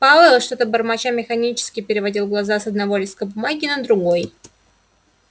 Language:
Russian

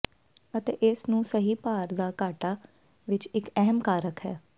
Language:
Punjabi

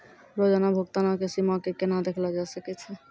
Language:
Maithili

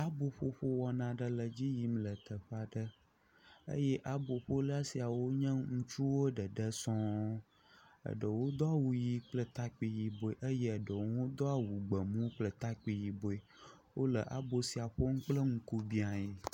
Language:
Ewe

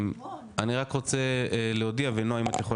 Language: Hebrew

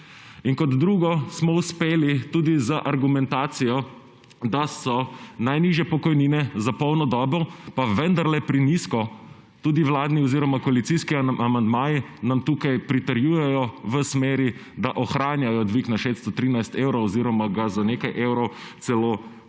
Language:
Slovenian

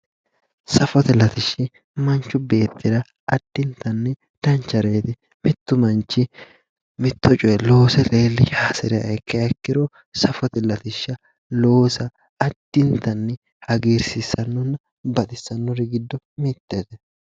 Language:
Sidamo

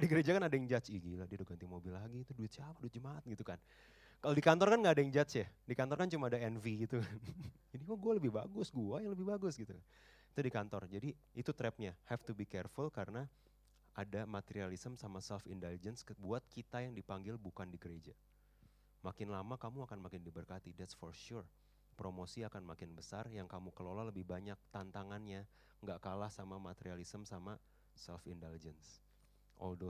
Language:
Indonesian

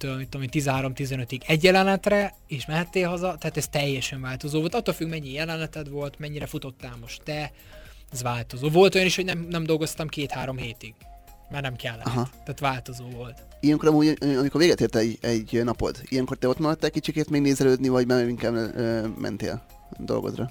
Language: Hungarian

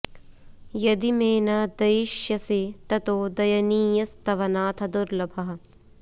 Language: Sanskrit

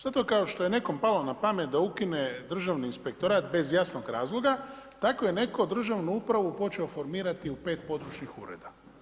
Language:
Croatian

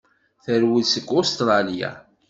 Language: Kabyle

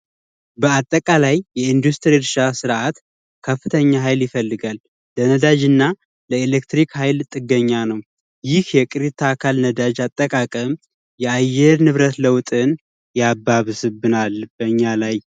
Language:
Amharic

